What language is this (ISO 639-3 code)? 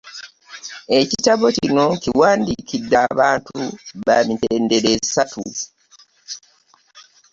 lug